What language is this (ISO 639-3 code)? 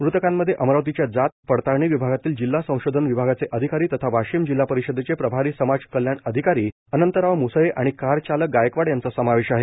mar